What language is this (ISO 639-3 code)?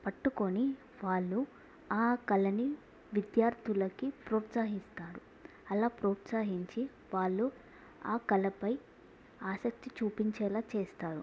tel